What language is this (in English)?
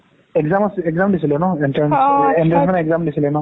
Assamese